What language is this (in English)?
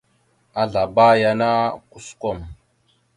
Mada (Cameroon)